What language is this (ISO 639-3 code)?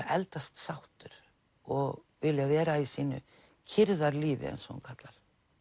isl